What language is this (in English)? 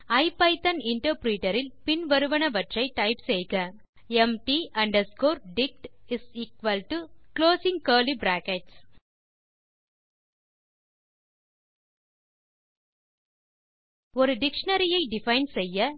Tamil